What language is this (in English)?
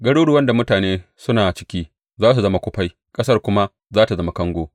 Hausa